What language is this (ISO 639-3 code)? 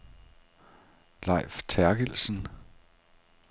dan